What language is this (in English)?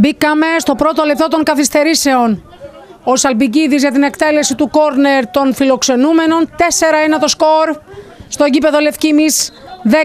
Greek